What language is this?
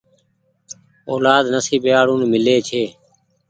Goaria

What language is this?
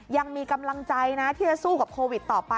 Thai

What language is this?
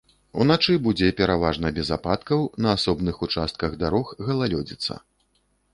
Belarusian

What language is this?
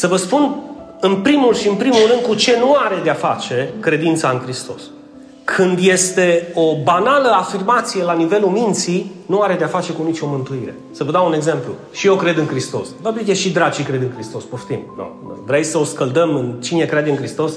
Romanian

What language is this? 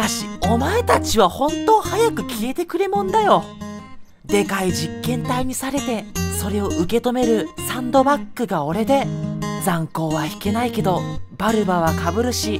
Japanese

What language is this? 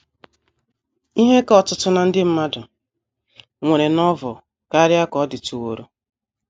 Igbo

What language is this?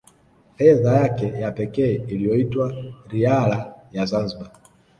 Swahili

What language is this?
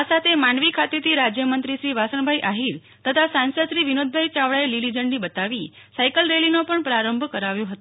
Gujarati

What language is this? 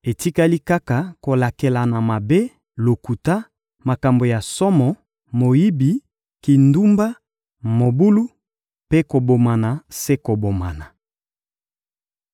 Lingala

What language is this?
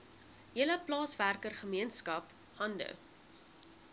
Afrikaans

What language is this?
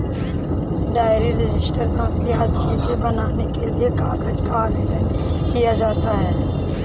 Hindi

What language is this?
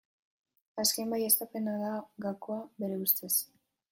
Basque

